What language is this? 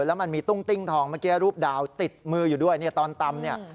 Thai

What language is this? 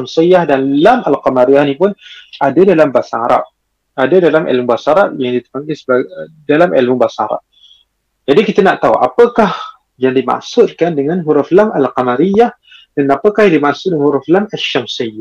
Malay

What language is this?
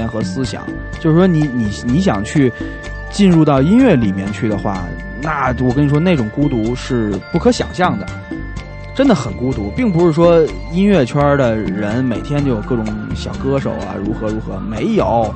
Chinese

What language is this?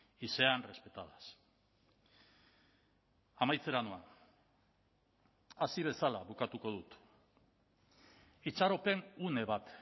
Basque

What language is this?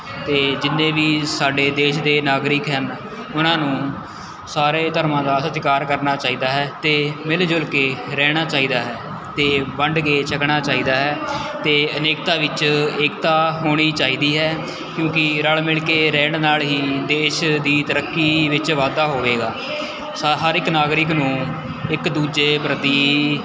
Punjabi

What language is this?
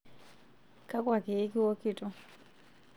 Masai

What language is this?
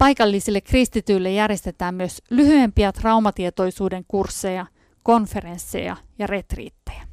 Finnish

